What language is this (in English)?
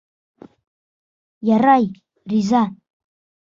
Bashkir